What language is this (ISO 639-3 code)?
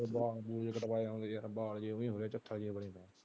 pan